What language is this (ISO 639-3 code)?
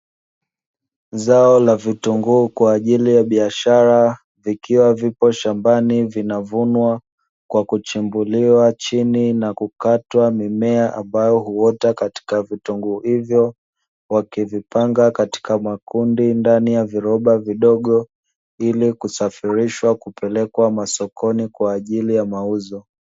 swa